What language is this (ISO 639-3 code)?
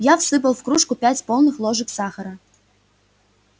rus